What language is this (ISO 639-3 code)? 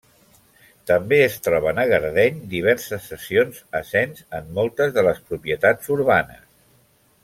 cat